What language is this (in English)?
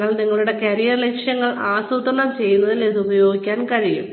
Malayalam